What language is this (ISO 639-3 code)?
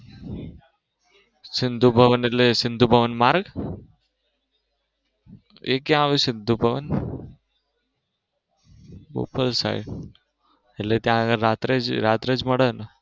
guj